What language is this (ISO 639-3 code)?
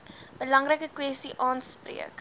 afr